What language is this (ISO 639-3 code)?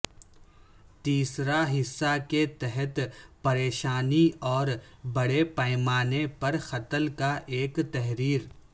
urd